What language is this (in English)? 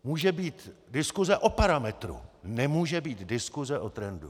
Czech